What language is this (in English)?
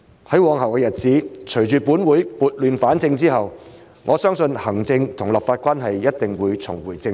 Cantonese